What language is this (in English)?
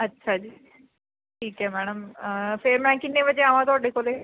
Punjabi